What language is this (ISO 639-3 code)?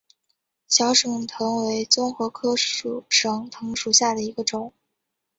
zho